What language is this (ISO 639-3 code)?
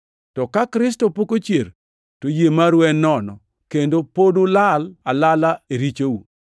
luo